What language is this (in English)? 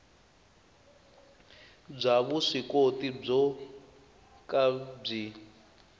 Tsonga